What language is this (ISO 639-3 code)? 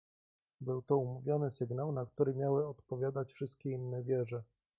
pol